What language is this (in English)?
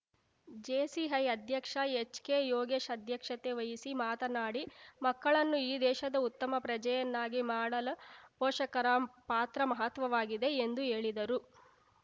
Kannada